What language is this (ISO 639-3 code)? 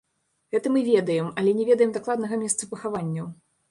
bel